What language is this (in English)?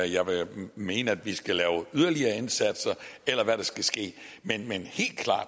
Danish